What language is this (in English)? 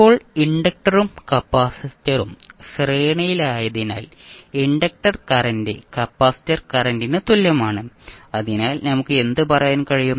Malayalam